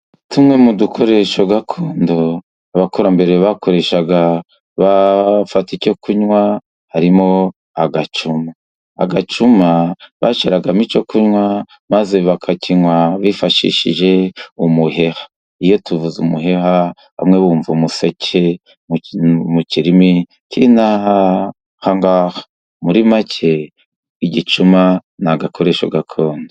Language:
Kinyarwanda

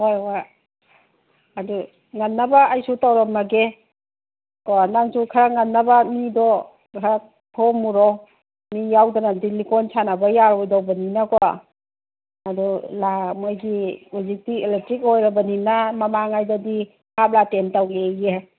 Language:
Manipuri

